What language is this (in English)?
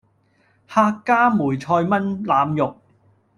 Cantonese